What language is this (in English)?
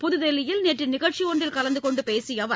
Tamil